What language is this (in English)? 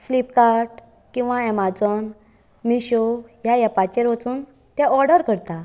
Konkani